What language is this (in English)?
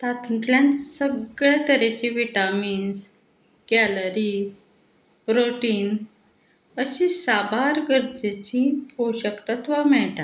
Konkani